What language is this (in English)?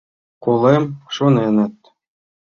Mari